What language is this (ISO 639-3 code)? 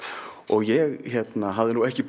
isl